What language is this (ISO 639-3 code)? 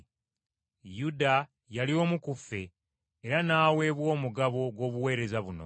lug